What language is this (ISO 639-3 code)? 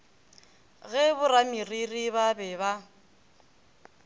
nso